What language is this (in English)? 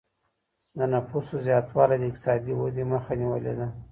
Pashto